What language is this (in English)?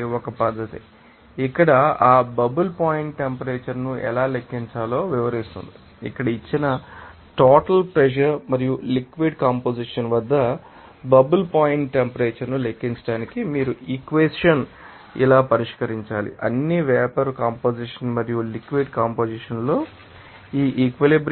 Telugu